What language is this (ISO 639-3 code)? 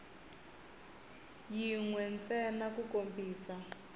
tso